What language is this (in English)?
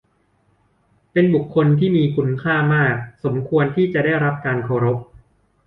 Thai